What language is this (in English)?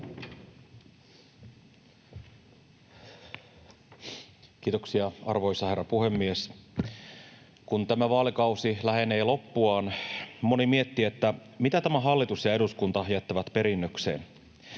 Finnish